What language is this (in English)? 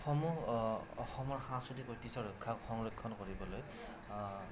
Assamese